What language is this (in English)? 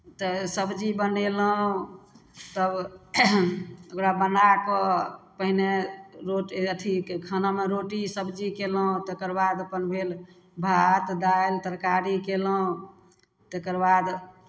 Maithili